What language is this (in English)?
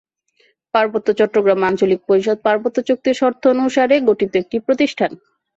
Bangla